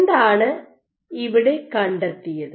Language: Malayalam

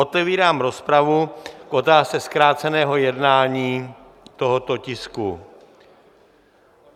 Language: Czech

